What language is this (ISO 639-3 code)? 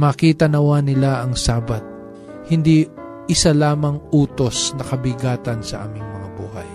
fil